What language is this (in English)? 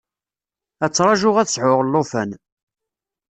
Kabyle